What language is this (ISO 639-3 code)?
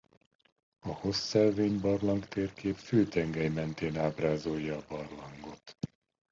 hun